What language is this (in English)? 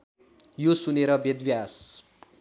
Nepali